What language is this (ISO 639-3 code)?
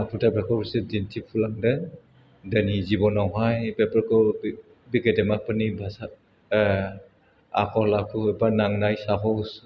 brx